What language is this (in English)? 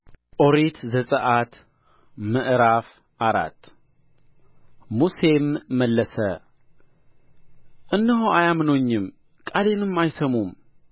Amharic